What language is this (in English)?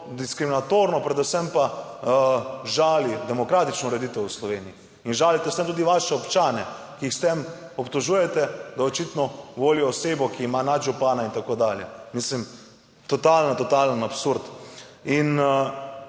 Slovenian